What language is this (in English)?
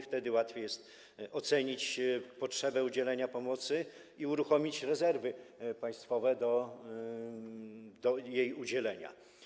Polish